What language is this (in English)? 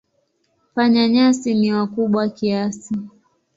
Swahili